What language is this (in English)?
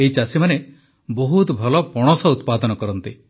Odia